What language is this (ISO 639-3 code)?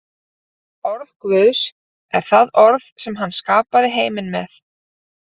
isl